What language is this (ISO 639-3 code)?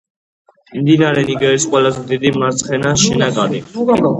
kat